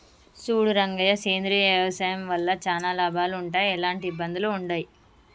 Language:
Telugu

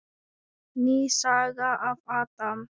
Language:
Icelandic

